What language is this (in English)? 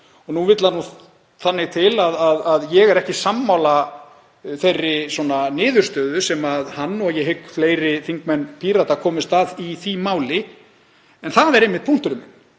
Icelandic